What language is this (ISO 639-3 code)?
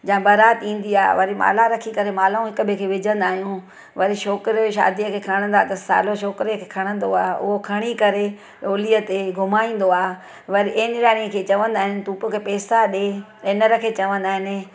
snd